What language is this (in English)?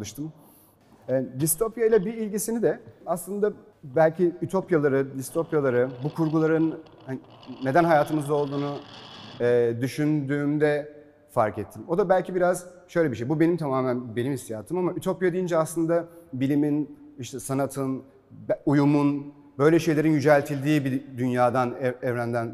Turkish